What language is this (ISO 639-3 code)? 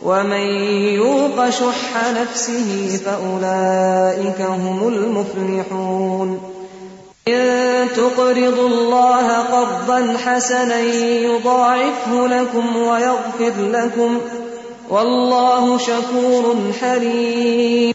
urd